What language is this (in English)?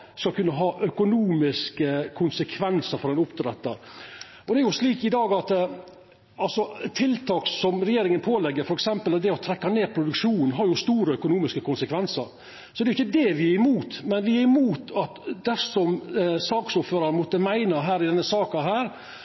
Norwegian Nynorsk